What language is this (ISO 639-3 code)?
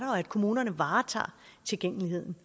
dan